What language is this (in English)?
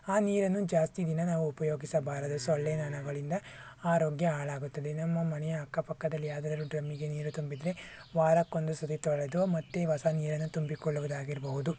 Kannada